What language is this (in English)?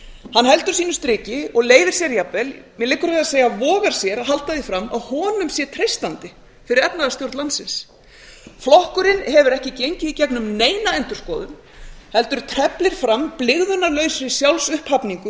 Icelandic